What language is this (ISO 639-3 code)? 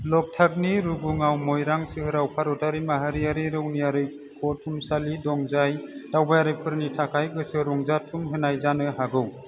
brx